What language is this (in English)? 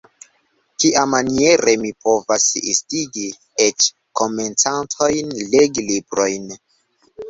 Esperanto